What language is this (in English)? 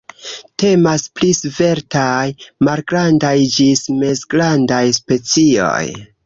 Esperanto